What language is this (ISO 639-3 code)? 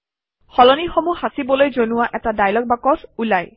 asm